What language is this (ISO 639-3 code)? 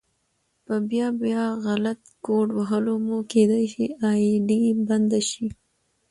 pus